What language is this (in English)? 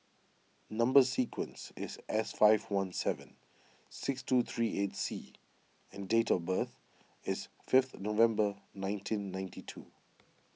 English